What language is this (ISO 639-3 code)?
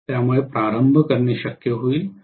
mar